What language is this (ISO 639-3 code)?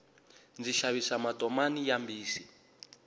tso